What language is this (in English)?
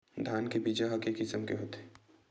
Chhattisgarhi